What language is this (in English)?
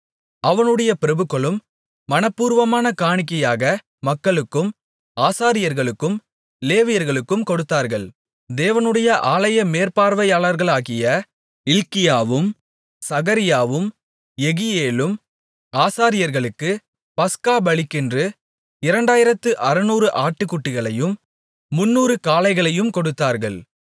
Tamil